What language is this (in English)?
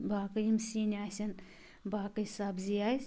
Kashmiri